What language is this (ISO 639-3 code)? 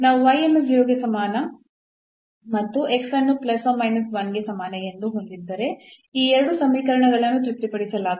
kan